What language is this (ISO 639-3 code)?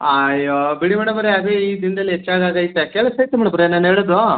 kan